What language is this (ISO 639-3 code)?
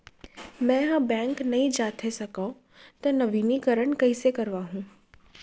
hne